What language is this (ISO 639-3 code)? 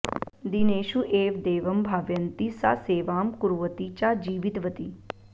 san